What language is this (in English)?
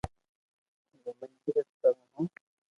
Loarki